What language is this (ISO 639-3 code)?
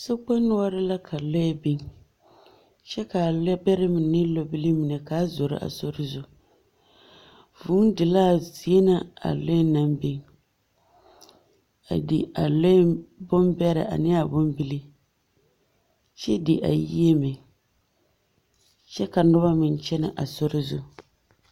dga